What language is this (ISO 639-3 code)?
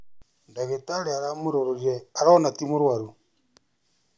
kik